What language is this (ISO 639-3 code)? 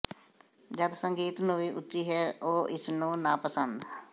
pan